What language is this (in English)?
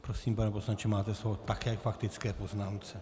Czech